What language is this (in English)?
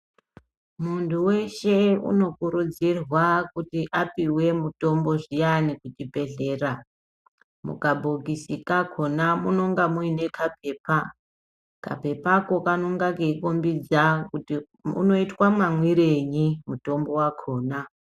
Ndau